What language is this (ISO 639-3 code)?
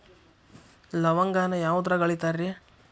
kan